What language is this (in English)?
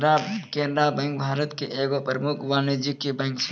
Maithili